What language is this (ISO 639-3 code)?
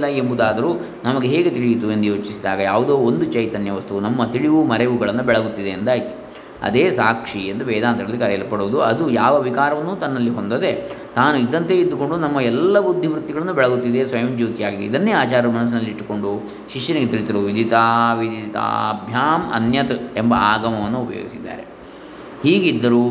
kan